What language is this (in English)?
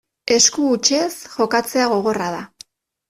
Basque